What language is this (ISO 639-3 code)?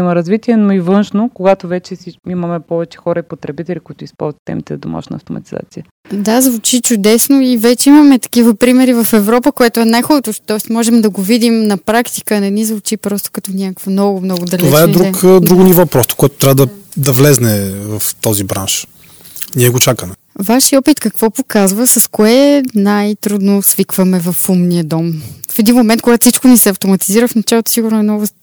bul